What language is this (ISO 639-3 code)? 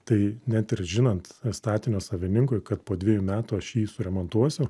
lit